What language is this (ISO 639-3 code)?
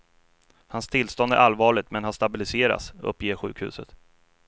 swe